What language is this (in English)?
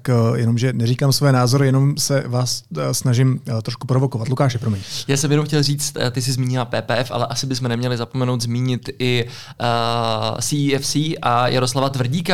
Czech